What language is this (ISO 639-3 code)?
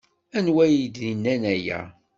kab